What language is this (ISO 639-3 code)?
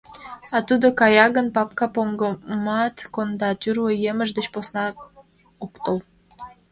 chm